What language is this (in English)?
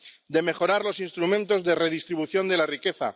Spanish